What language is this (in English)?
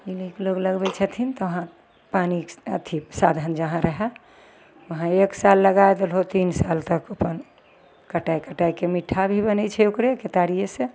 Maithili